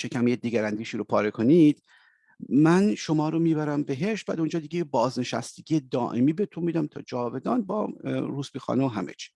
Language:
Persian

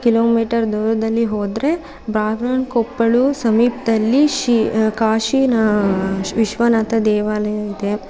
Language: Kannada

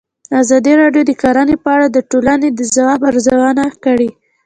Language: Pashto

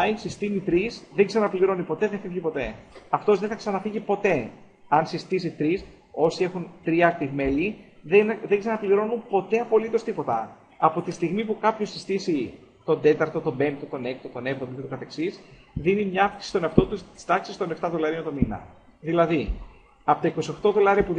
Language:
Greek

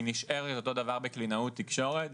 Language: Hebrew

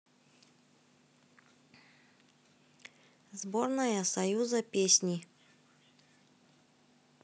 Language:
Russian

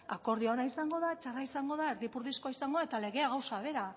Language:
Basque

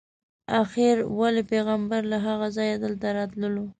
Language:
Pashto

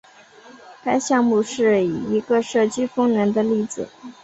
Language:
Chinese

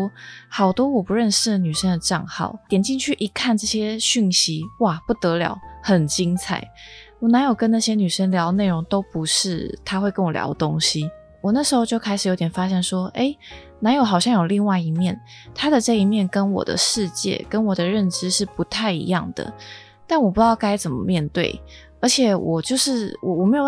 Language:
Chinese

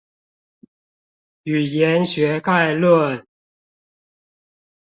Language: Chinese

